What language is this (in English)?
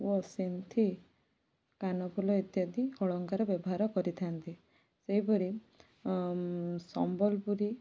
Odia